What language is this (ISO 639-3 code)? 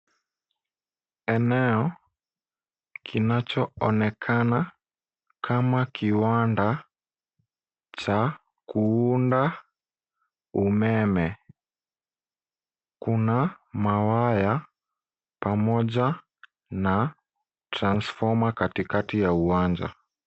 swa